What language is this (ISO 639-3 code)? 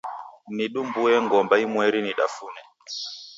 dav